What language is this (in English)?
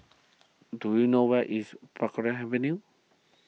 English